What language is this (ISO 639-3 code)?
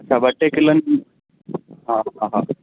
snd